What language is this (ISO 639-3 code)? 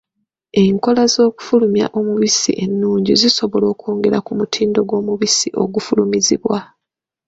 lug